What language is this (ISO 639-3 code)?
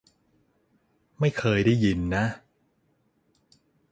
tha